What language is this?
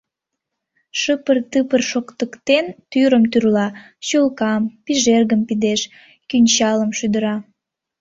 Mari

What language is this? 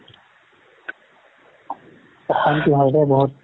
Assamese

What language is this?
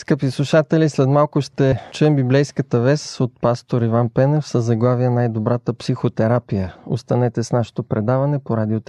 Bulgarian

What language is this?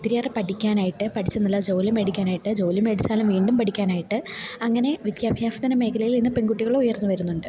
Malayalam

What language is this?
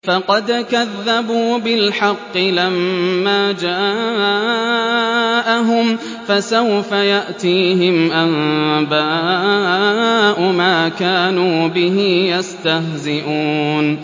Arabic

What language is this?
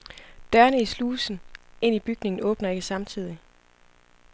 Danish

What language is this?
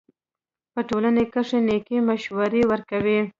Pashto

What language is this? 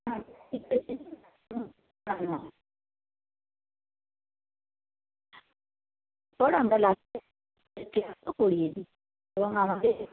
Bangla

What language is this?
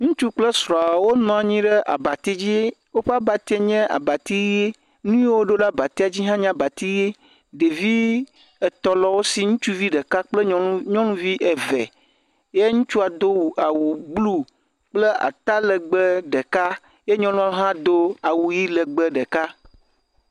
Ewe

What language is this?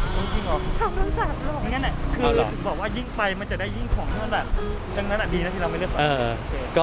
Thai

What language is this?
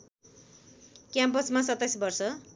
Nepali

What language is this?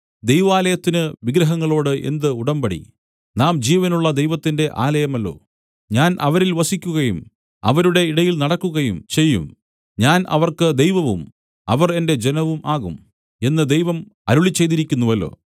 Malayalam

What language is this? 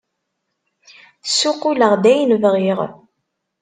Kabyle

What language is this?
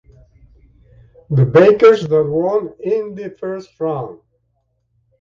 English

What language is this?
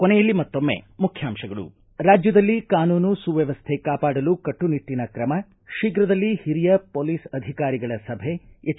Kannada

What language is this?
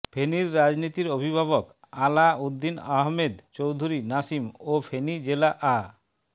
Bangla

